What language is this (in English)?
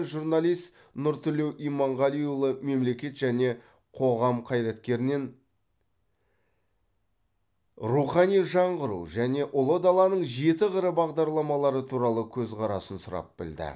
Kazakh